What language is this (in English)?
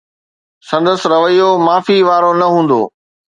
Sindhi